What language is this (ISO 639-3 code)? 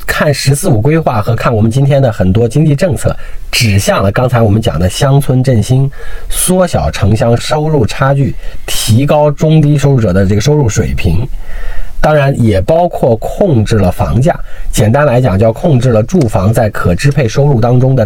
zho